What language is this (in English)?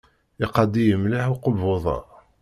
Kabyle